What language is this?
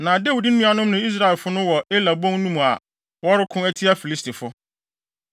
Akan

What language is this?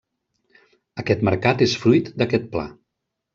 Catalan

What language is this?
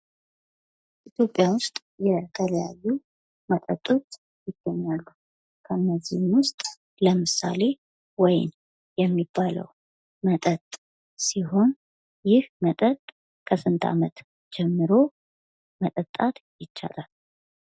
Amharic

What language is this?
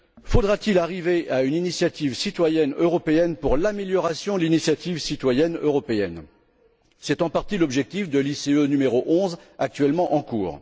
French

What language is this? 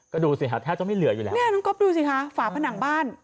Thai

